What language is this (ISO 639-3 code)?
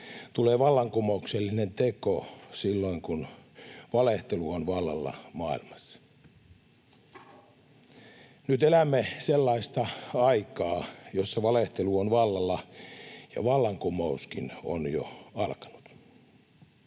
fin